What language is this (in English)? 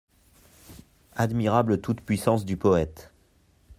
French